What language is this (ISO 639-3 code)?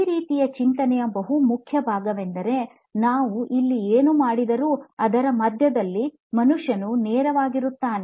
kan